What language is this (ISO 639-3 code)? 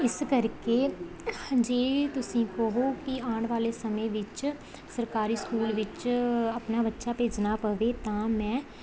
pan